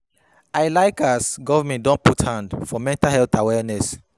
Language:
Nigerian Pidgin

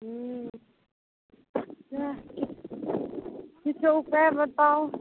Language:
Maithili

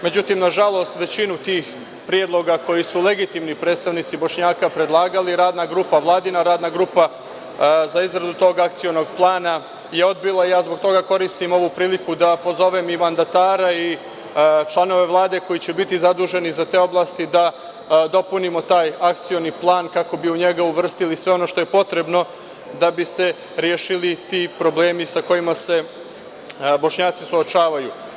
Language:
Serbian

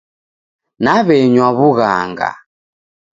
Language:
Taita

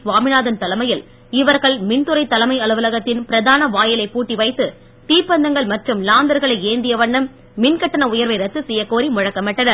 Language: Tamil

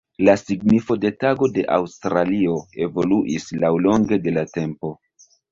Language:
Esperanto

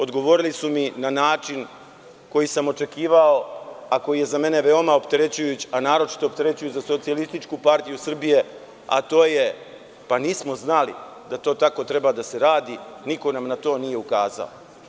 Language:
Serbian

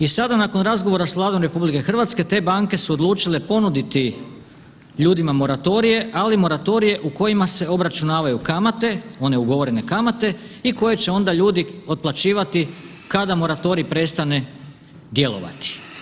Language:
Croatian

